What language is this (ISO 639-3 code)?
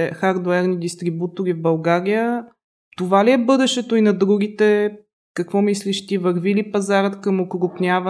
bul